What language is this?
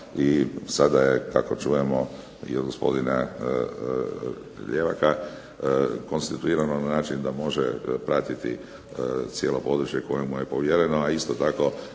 Croatian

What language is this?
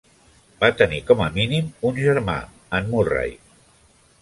Catalan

